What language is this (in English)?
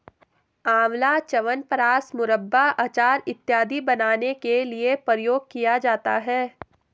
Hindi